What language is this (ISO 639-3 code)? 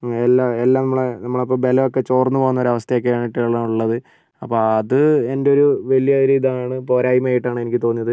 mal